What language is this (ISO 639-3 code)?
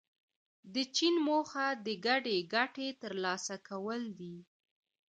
pus